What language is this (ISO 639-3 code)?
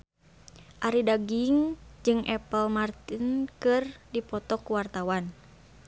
sun